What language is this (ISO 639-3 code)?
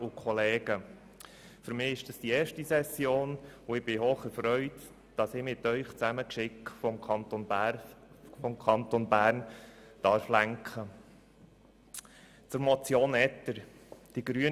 gsw